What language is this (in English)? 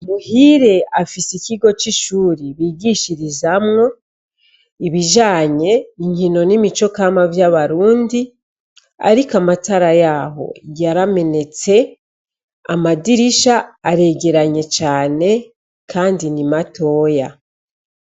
Rundi